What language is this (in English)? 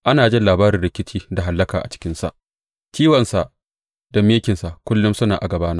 Hausa